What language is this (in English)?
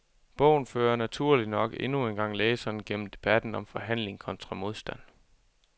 Danish